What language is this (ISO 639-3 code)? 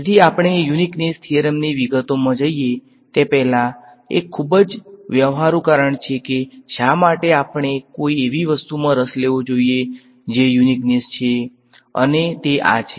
guj